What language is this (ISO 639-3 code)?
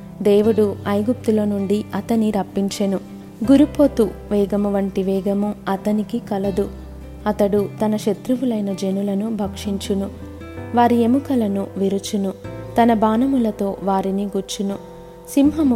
tel